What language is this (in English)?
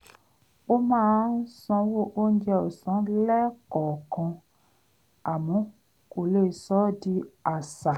Yoruba